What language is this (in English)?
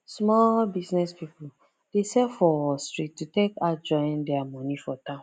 Nigerian Pidgin